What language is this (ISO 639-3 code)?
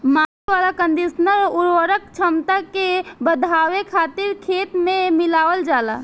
bho